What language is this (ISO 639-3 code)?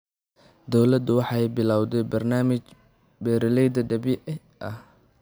som